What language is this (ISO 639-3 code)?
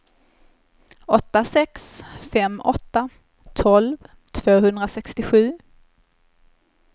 swe